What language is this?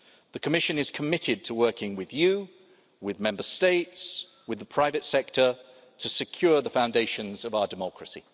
English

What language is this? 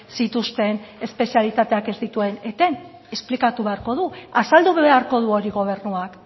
Basque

